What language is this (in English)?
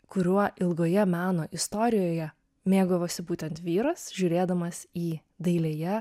Lithuanian